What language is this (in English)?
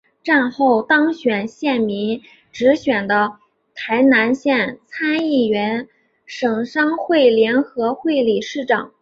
Chinese